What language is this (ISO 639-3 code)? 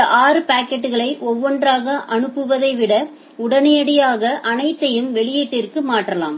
tam